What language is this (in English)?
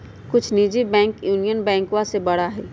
Magahi